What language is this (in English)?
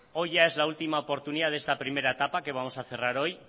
Spanish